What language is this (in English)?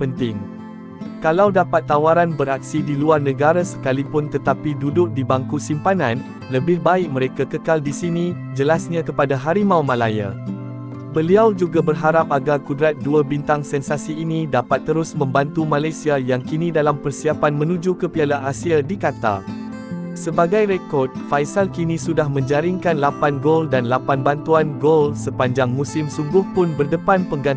Malay